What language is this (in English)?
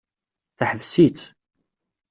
Kabyle